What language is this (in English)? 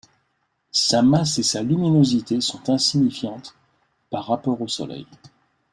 French